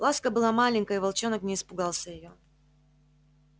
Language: Russian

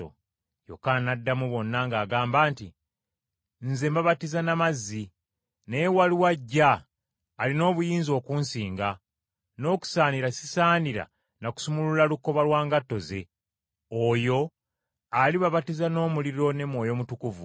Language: Ganda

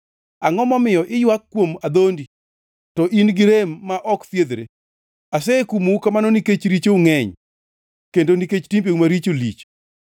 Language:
Luo (Kenya and Tanzania)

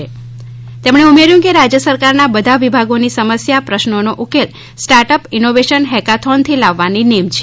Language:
Gujarati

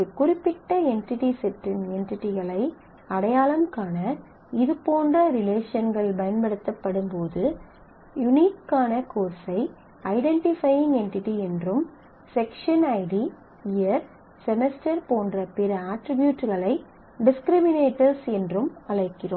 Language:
Tamil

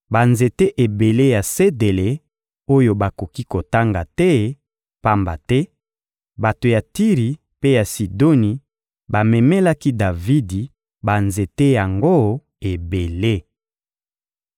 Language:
Lingala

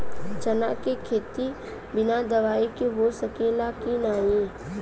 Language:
Bhojpuri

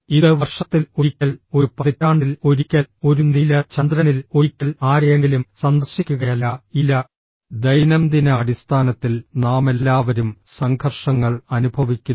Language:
Malayalam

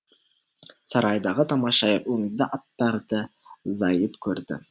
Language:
Kazakh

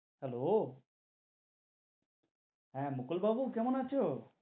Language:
Bangla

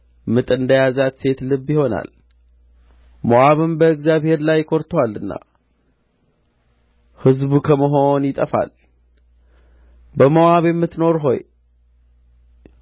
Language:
Amharic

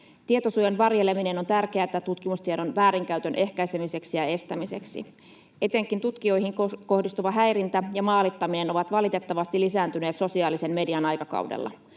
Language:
Finnish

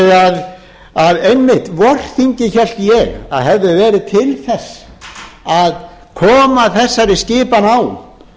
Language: Icelandic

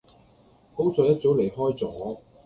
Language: Cantonese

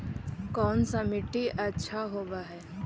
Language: Magahi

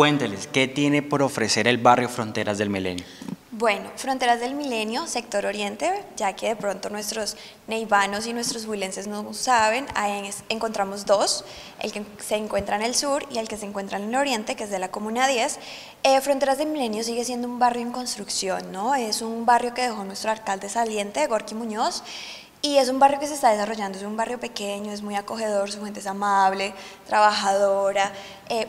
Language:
Spanish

